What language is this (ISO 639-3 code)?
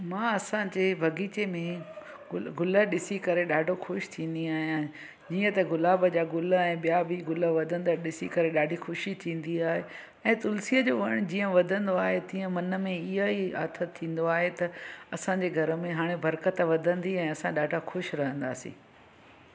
snd